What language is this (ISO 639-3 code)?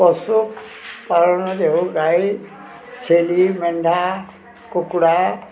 ori